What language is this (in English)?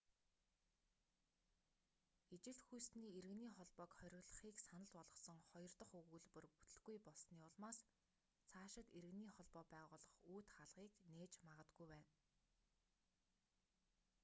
Mongolian